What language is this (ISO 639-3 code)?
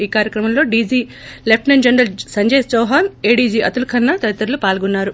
tel